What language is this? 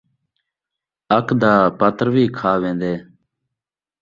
Saraiki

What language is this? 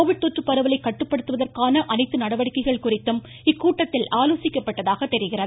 Tamil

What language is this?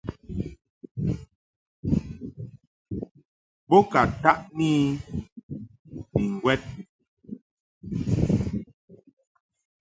Mungaka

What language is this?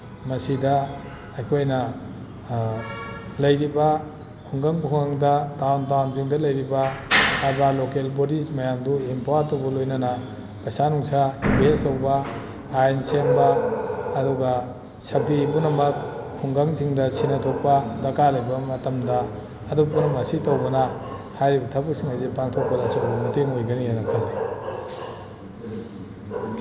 Manipuri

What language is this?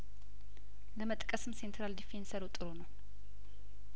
Amharic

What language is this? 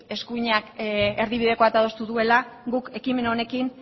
Basque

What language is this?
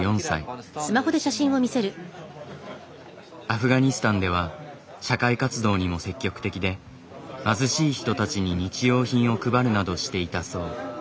Japanese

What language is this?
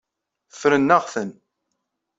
Kabyle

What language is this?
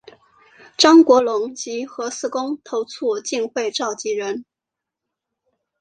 Chinese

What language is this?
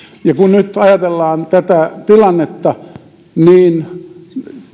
Finnish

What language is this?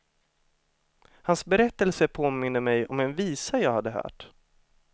Swedish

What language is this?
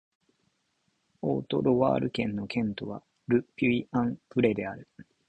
Japanese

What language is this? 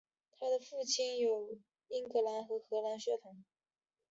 Chinese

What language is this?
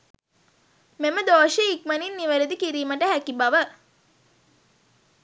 Sinhala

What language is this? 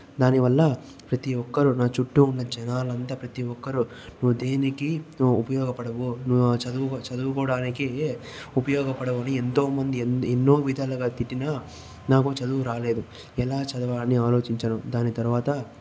Telugu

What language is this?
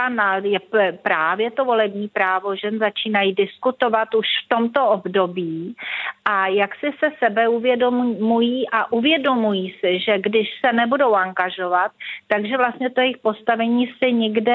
Czech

